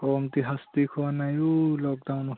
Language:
Assamese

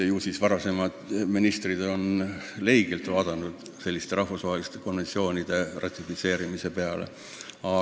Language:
Estonian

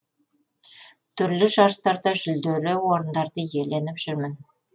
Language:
Kazakh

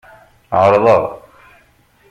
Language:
Kabyle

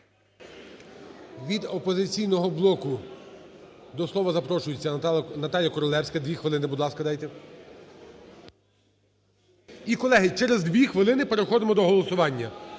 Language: Ukrainian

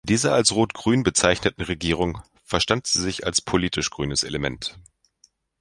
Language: German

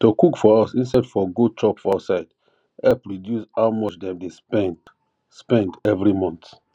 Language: Nigerian Pidgin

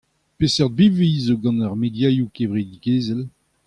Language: Breton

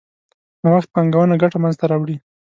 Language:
Pashto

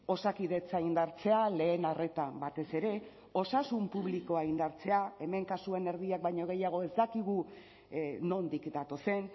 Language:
Basque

